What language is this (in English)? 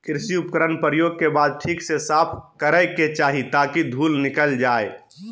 Magahi